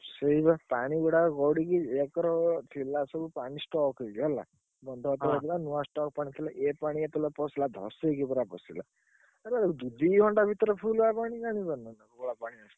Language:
Odia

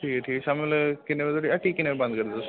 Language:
Dogri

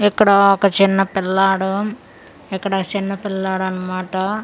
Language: Telugu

